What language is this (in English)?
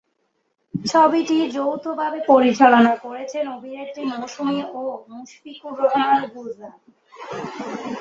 Bangla